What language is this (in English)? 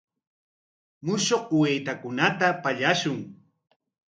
Corongo Ancash Quechua